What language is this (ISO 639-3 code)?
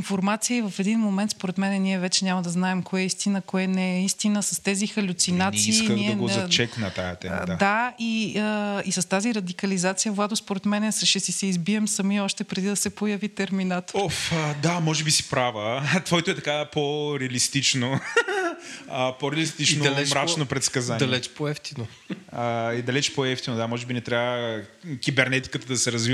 bul